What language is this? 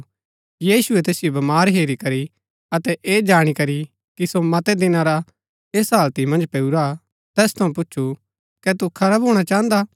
Gaddi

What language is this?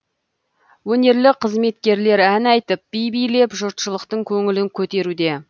Kazakh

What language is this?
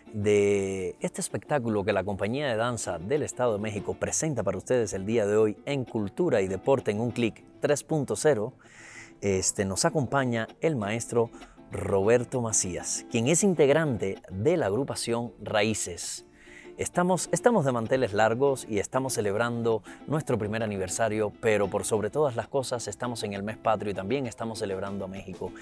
Spanish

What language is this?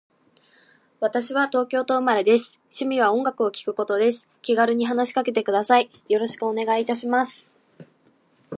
Japanese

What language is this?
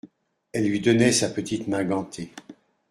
French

